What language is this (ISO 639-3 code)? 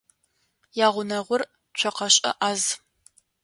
ady